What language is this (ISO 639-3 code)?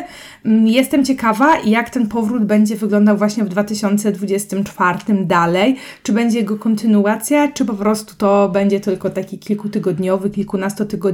pol